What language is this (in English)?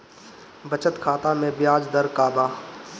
Bhojpuri